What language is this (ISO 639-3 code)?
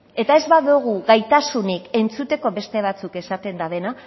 eus